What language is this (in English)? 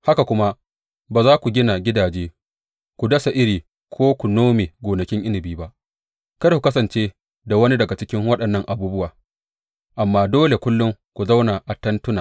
Hausa